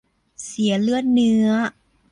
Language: Thai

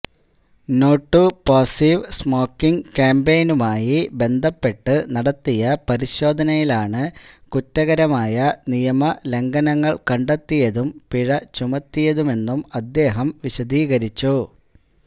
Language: Malayalam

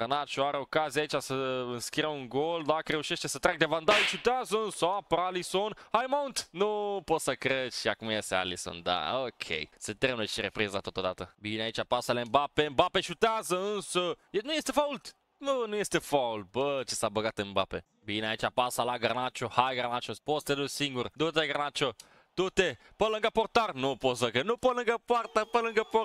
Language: Romanian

